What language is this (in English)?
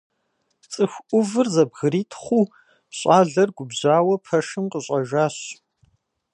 Kabardian